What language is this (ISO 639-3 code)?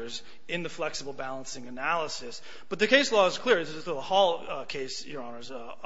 eng